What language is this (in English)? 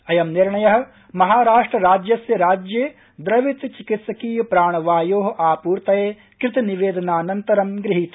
Sanskrit